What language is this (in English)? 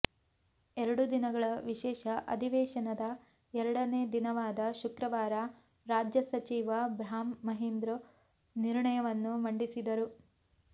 Kannada